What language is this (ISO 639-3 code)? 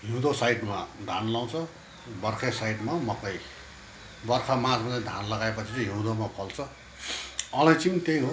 nep